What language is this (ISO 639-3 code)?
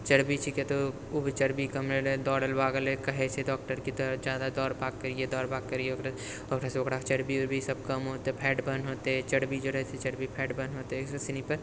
mai